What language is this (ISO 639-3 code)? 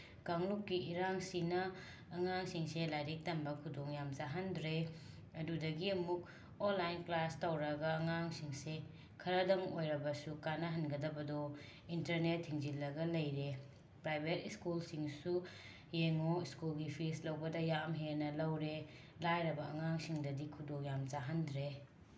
mni